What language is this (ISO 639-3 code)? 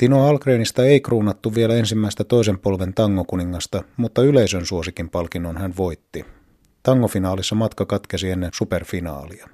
fin